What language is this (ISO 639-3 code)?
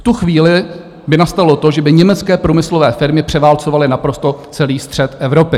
ces